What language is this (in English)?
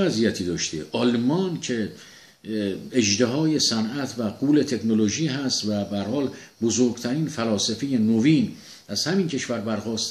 Persian